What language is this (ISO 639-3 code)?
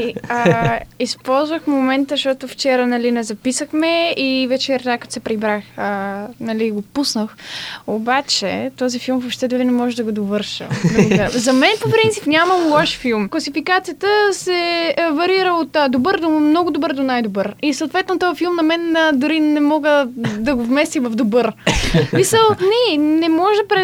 bul